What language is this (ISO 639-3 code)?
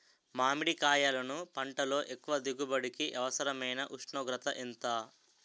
tel